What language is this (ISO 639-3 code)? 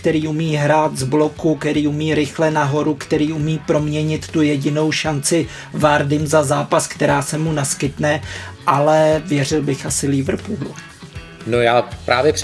ces